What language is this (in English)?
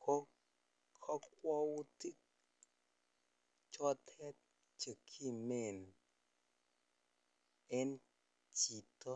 Kalenjin